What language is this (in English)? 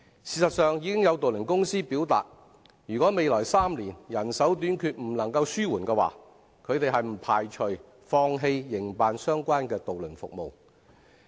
Cantonese